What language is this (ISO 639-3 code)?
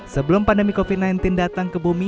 ind